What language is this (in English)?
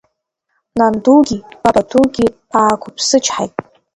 Abkhazian